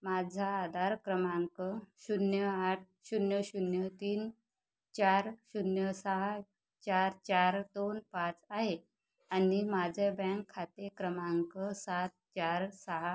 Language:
Marathi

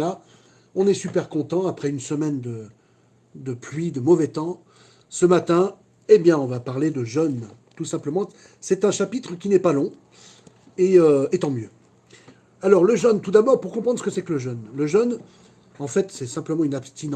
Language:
French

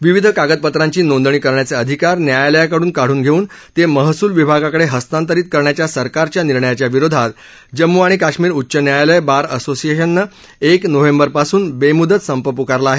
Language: Marathi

